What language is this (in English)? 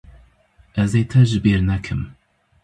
Kurdish